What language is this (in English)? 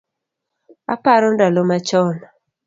Luo (Kenya and Tanzania)